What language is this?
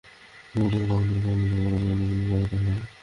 Bangla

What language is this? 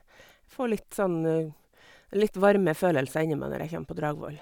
Norwegian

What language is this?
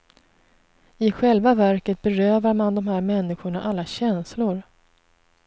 Swedish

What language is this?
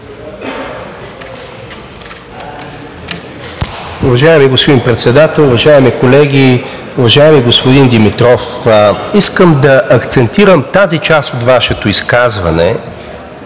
Bulgarian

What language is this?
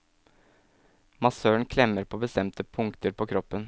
Norwegian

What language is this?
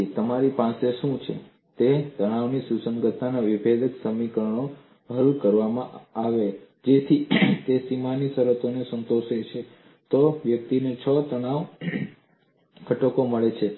Gujarati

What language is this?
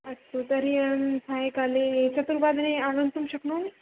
Sanskrit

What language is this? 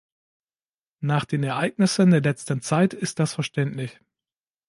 German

